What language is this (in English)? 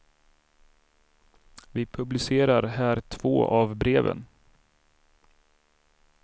Swedish